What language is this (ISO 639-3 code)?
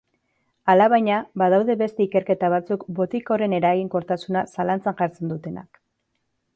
eus